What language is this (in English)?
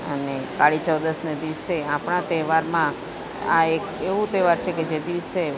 Gujarati